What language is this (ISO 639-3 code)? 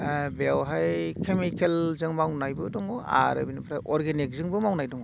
brx